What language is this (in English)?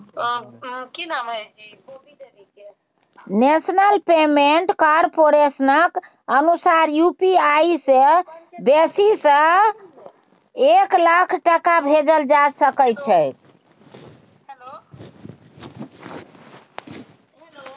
Maithili